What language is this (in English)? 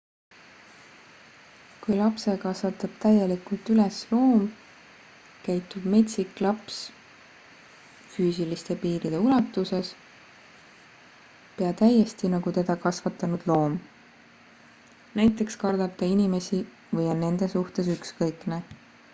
Estonian